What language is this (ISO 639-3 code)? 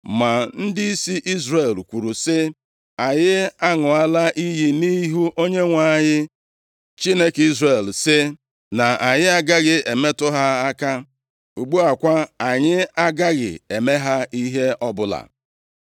ibo